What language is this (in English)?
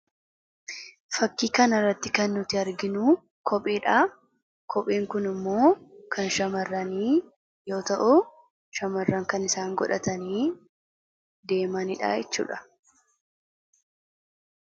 Oromo